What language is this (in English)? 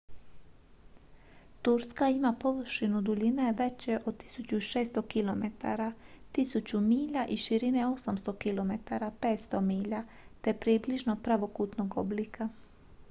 Croatian